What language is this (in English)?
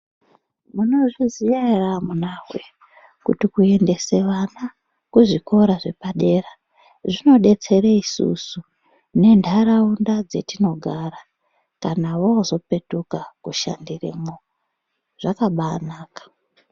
Ndau